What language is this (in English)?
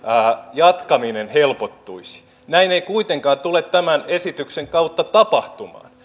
Finnish